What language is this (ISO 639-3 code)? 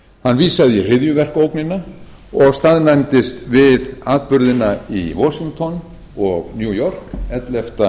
isl